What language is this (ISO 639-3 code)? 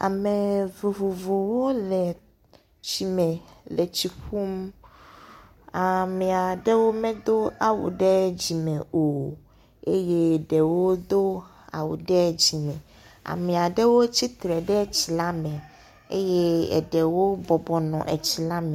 ewe